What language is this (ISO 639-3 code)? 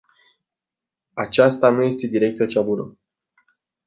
ron